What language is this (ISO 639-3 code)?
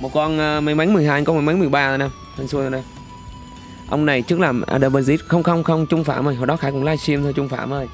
vie